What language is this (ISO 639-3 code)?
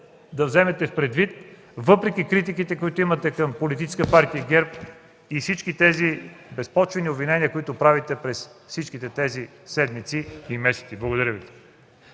bul